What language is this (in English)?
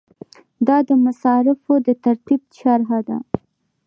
Pashto